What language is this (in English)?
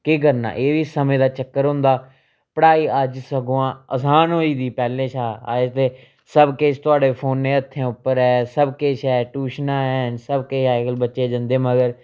Dogri